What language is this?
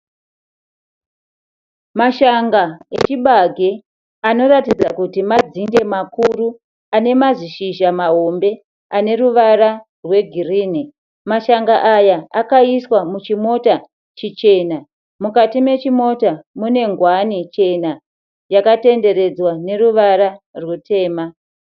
Shona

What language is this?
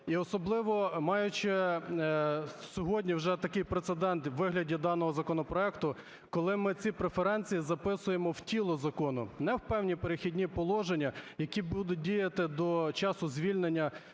Ukrainian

